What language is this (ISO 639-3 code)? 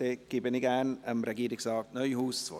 gsw